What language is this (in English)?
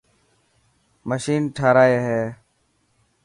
Dhatki